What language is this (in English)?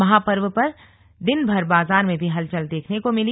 Hindi